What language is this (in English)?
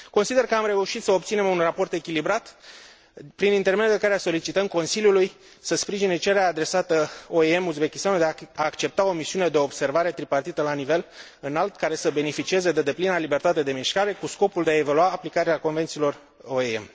Romanian